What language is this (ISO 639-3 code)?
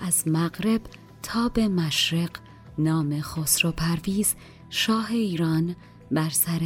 fas